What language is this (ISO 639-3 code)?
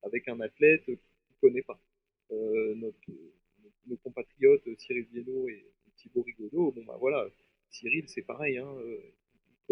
fra